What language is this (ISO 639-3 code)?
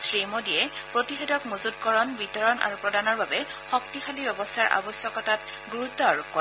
asm